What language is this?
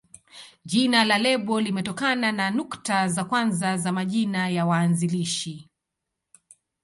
Swahili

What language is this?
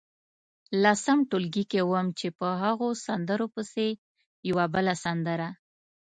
Pashto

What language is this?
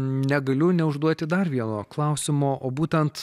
Lithuanian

